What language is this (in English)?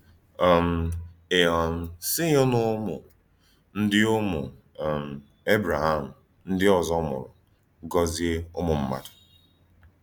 Igbo